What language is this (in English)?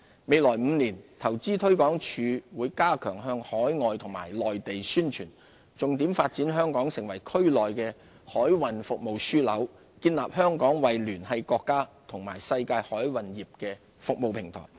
Cantonese